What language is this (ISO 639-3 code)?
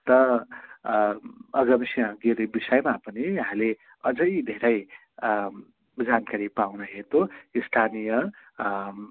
nep